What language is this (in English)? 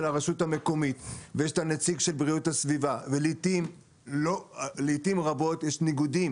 Hebrew